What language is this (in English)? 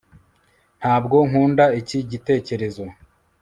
Kinyarwanda